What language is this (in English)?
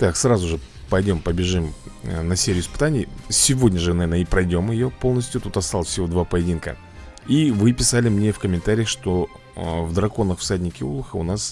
Russian